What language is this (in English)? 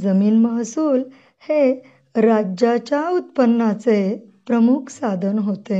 Marathi